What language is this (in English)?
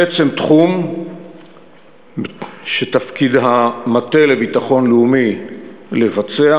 Hebrew